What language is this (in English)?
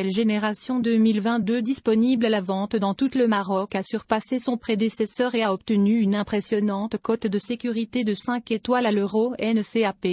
French